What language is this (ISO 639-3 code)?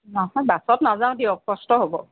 asm